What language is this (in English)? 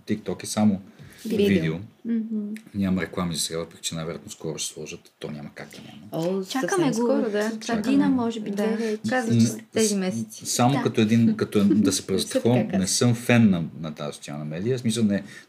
Bulgarian